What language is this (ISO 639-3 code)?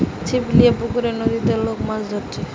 ben